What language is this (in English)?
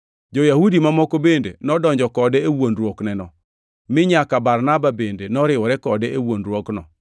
Luo (Kenya and Tanzania)